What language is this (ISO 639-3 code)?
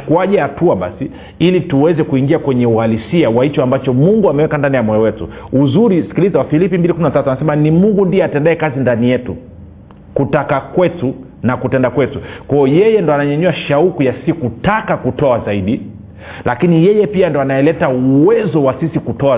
swa